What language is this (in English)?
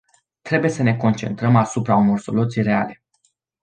Romanian